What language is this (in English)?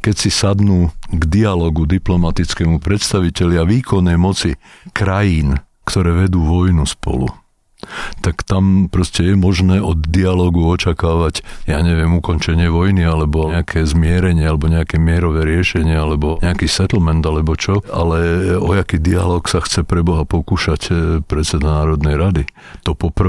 Slovak